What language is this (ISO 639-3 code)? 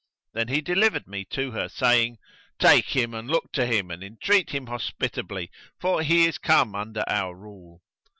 eng